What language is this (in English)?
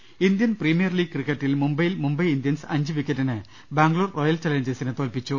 Malayalam